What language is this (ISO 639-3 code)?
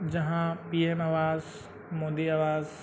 sat